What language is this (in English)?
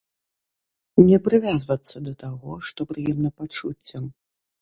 Belarusian